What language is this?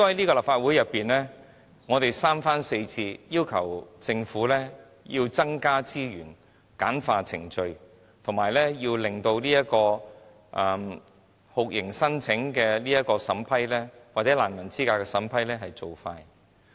Cantonese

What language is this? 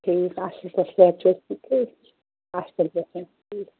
Kashmiri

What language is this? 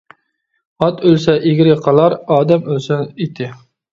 Uyghur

